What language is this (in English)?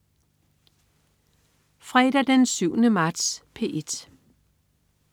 Danish